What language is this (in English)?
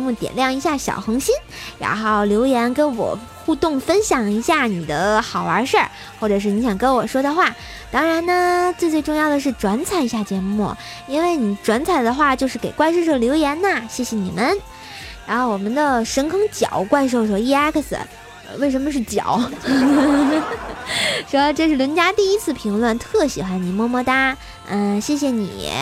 Chinese